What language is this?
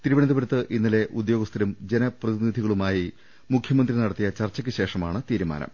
Malayalam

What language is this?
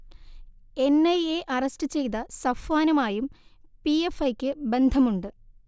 Malayalam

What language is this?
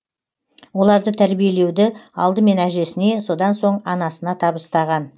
Kazakh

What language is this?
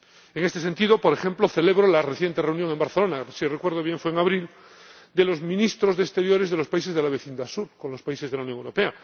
Spanish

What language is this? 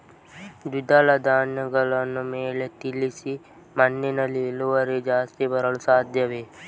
Kannada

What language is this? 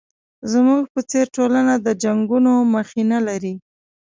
Pashto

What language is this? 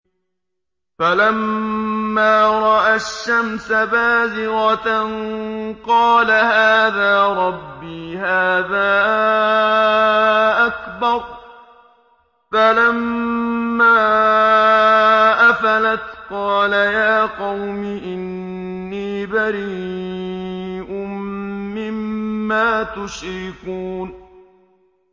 Arabic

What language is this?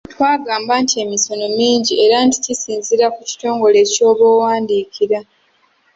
Ganda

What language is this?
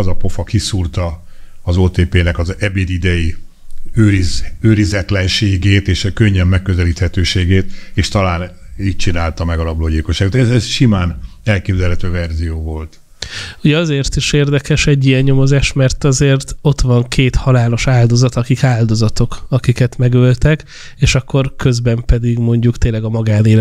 Hungarian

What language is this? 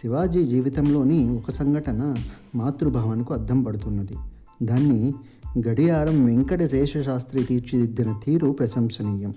Telugu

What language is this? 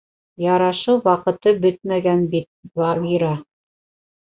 Bashkir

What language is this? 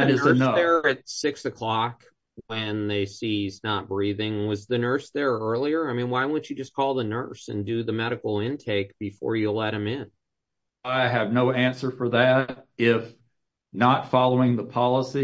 English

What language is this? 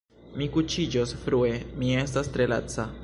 Esperanto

